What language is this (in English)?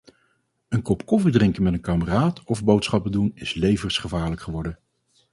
Dutch